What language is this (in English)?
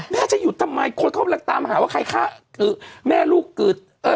Thai